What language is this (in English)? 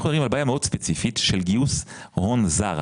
Hebrew